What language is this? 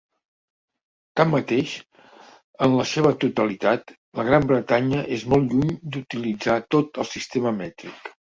Catalan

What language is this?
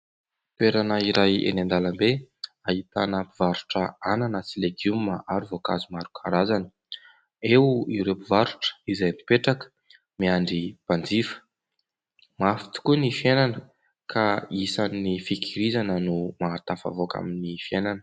Malagasy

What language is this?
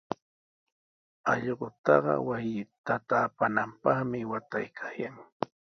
Sihuas Ancash Quechua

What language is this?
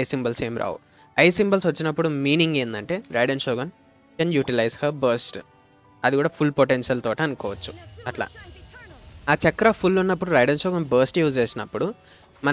Telugu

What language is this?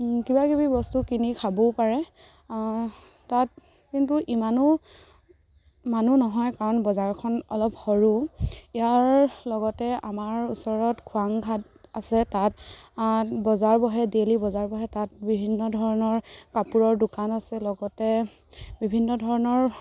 Assamese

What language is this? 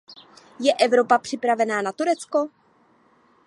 Czech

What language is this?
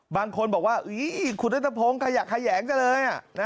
Thai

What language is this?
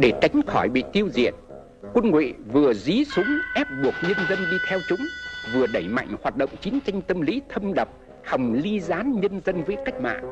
Vietnamese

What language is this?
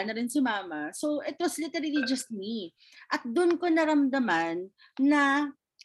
Filipino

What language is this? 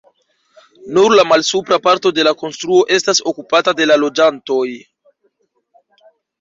Esperanto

